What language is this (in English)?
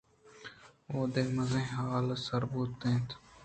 Eastern Balochi